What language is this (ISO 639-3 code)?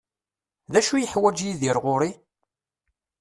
kab